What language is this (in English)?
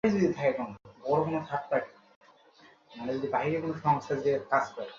Bangla